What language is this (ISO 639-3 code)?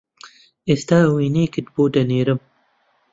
ckb